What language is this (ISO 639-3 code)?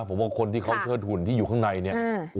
tha